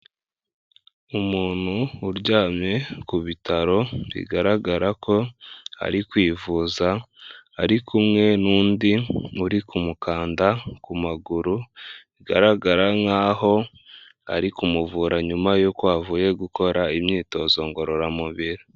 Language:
Kinyarwanda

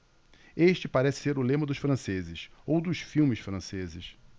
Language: Portuguese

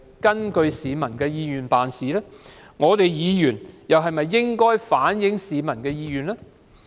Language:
Cantonese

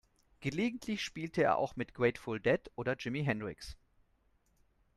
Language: German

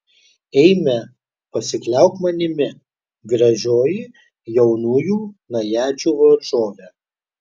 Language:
Lithuanian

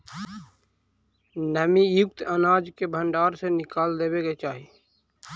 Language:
Magahi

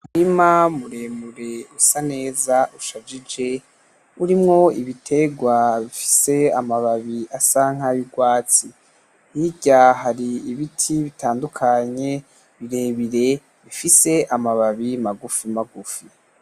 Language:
Rundi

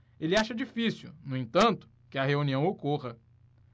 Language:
Portuguese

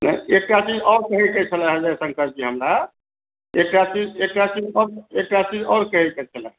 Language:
Maithili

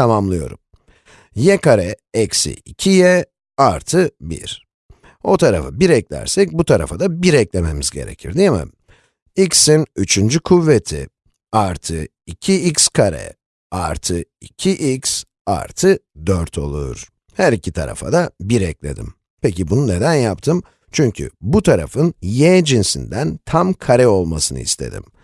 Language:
Turkish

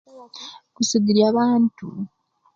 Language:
Kenyi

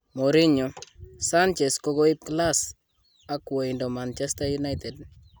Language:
Kalenjin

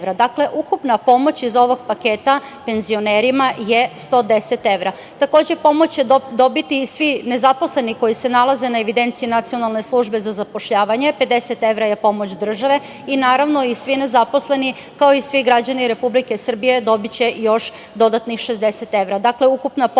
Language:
Serbian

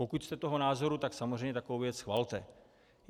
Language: Czech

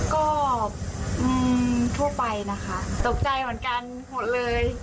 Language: Thai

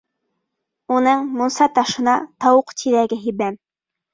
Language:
Bashkir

